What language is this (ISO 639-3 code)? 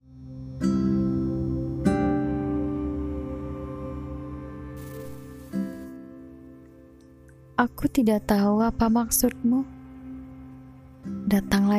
ind